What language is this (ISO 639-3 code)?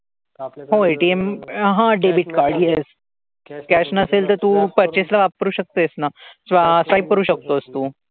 mar